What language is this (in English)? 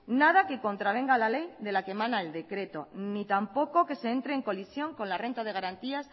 Spanish